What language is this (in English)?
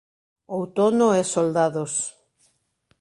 Galician